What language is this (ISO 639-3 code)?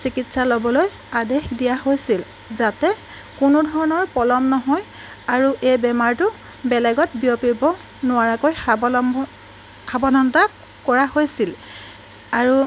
asm